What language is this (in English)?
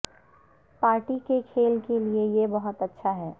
Urdu